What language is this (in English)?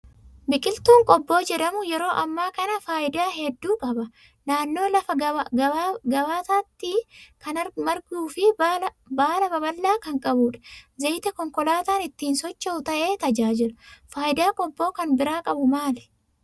Oromo